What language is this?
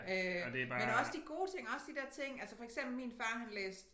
Danish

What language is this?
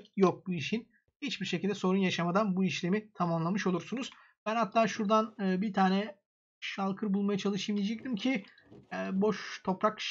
Turkish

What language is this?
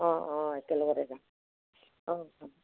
Assamese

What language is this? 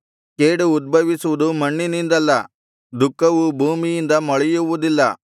Kannada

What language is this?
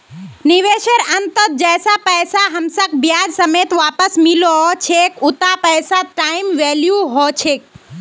Magahi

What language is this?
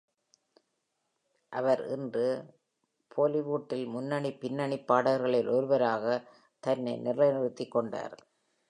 Tamil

